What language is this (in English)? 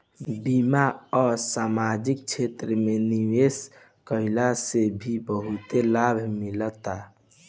Bhojpuri